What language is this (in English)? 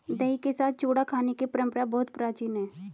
Hindi